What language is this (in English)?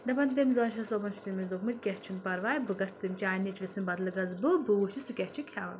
Kashmiri